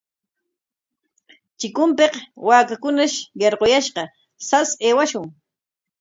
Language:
Corongo Ancash Quechua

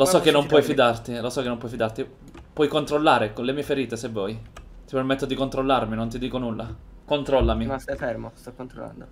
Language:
Italian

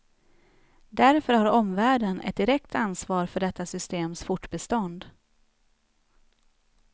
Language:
Swedish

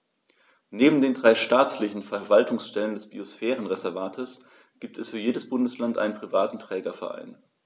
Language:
German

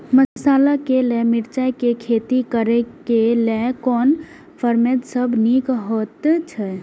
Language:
Maithili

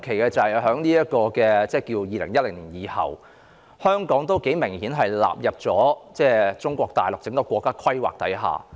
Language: Cantonese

